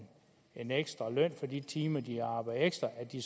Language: Danish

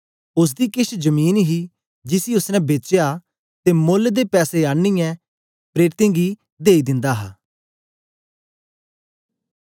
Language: Dogri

